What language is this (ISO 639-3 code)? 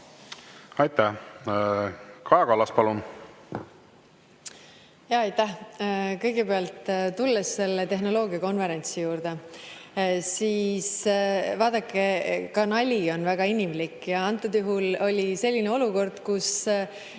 est